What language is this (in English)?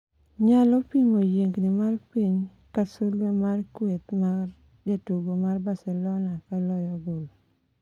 Luo (Kenya and Tanzania)